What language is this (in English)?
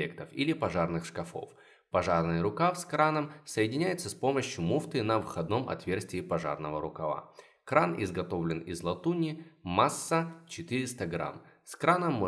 Russian